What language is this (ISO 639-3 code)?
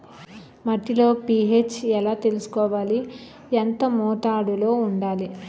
tel